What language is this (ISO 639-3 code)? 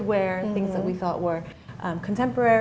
ind